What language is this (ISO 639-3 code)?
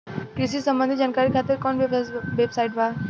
bho